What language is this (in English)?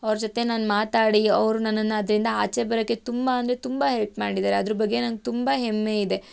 Kannada